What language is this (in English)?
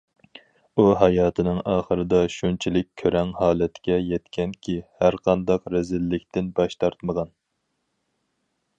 Uyghur